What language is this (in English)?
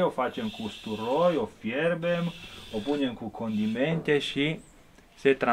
Romanian